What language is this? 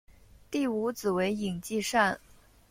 Chinese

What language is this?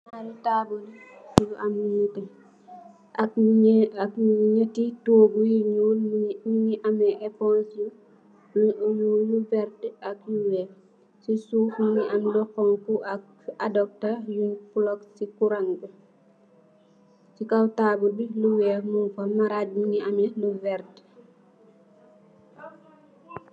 Wolof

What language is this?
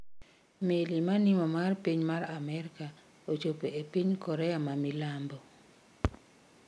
Luo (Kenya and Tanzania)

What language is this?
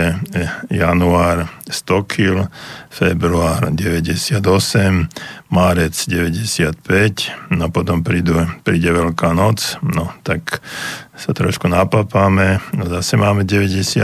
Slovak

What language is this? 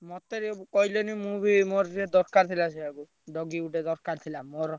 Odia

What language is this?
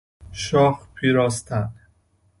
Persian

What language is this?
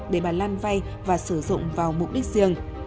Vietnamese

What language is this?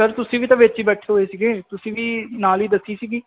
Punjabi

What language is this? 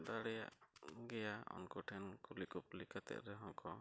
Santali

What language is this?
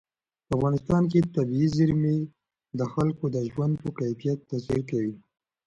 Pashto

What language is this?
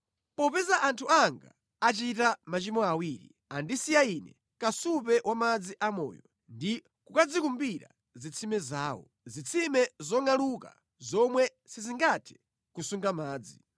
Nyanja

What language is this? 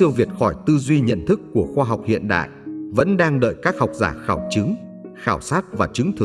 Vietnamese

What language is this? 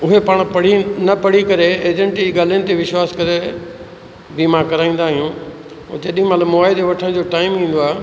Sindhi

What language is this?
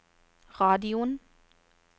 Norwegian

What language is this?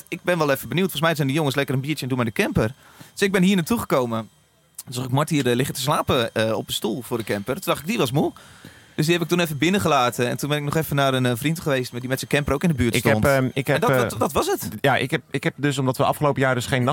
Dutch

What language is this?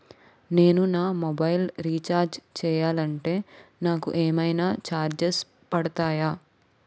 Telugu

